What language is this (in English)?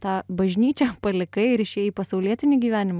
Lithuanian